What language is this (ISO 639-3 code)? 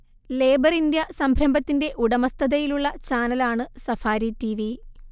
mal